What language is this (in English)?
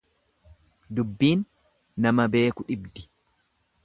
Oromo